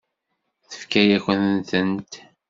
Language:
Kabyle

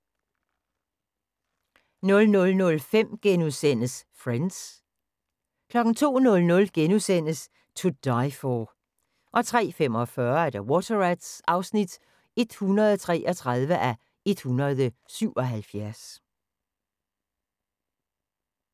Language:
Danish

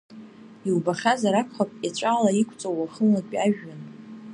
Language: Abkhazian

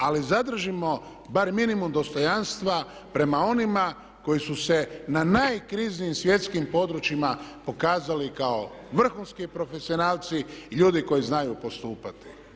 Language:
Croatian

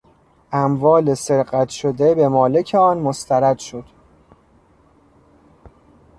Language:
Persian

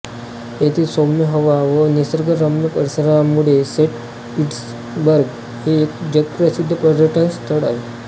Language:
Marathi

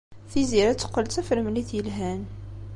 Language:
Kabyle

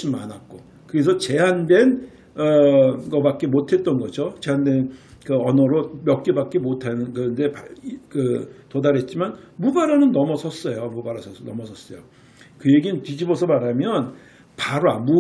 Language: Korean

